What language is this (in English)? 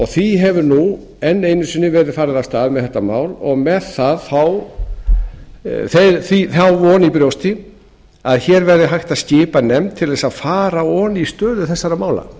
Icelandic